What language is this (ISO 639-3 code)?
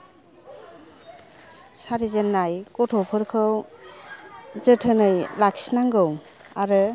brx